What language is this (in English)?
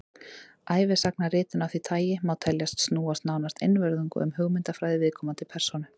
Icelandic